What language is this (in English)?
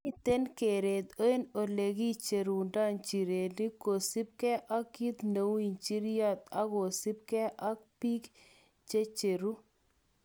Kalenjin